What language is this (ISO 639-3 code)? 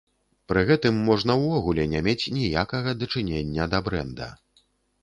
bel